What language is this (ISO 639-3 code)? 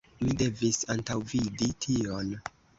epo